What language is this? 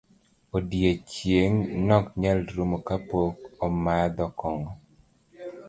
Luo (Kenya and Tanzania)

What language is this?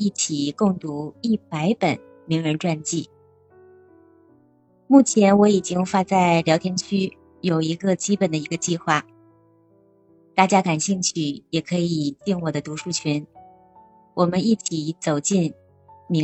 Chinese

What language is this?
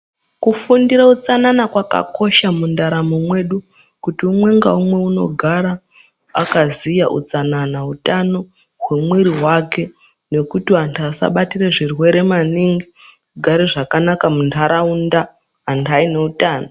Ndau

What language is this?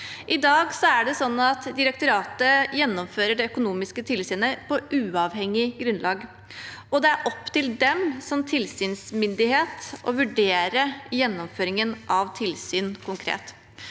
Norwegian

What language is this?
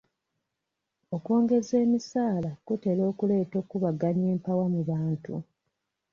Ganda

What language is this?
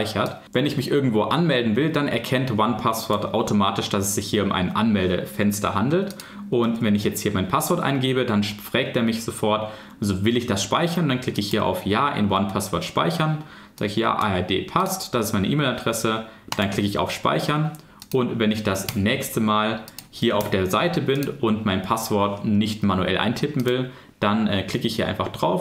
German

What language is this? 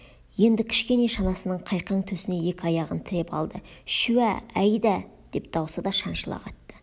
Kazakh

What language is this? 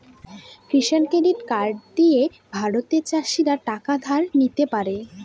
Bangla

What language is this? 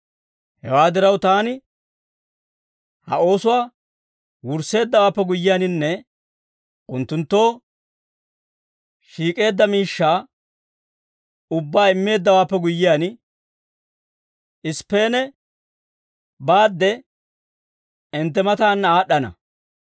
Dawro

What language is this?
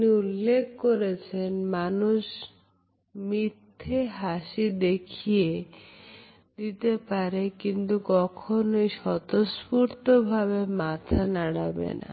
Bangla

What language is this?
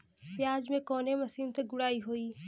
Bhojpuri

